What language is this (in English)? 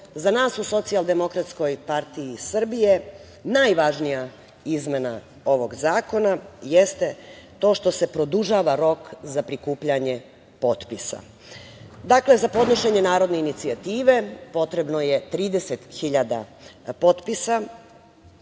Serbian